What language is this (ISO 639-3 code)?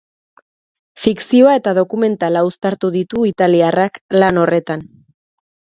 eus